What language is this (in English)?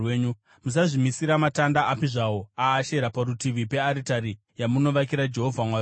Shona